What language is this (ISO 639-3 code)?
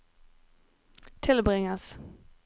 nor